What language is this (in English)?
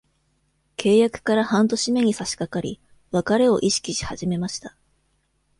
Japanese